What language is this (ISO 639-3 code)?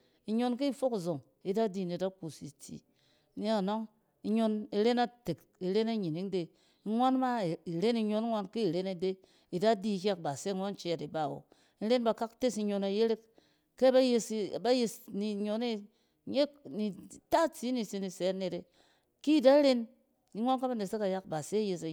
cen